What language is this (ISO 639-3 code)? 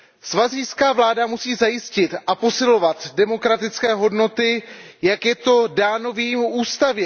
ces